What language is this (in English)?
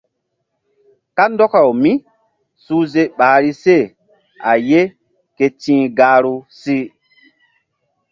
Mbum